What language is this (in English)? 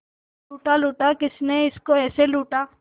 Hindi